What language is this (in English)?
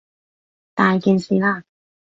Cantonese